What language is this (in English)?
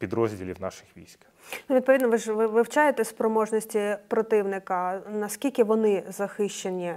Ukrainian